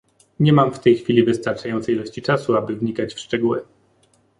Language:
Polish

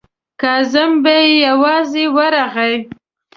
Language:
Pashto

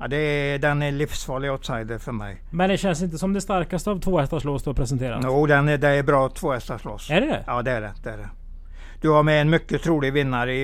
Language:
Swedish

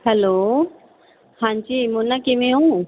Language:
Punjabi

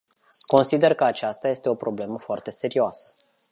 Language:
Romanian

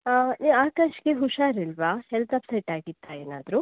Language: Kannada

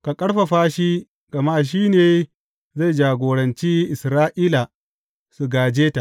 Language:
Hausa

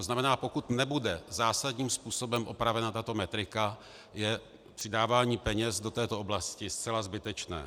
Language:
Czech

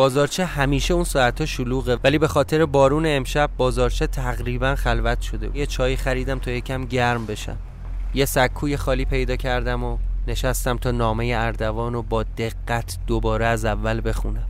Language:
Persian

